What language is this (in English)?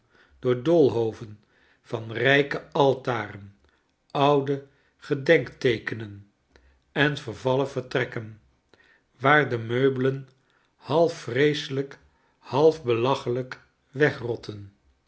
Dutch